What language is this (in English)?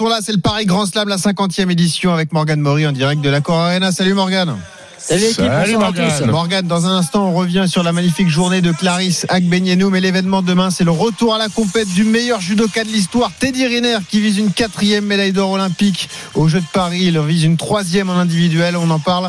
French